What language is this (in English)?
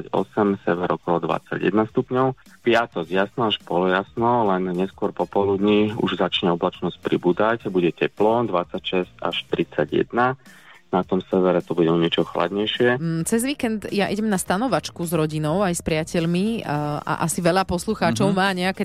Slovak